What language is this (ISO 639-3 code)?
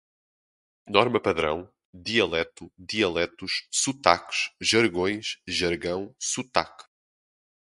por